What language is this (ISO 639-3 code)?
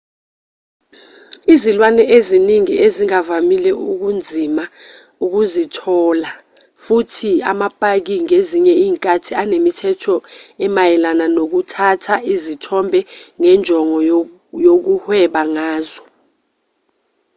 zul